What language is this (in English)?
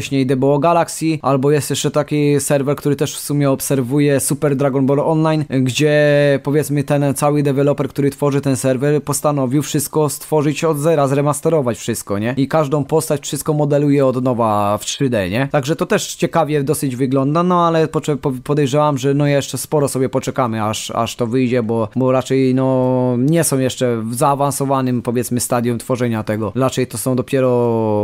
Polish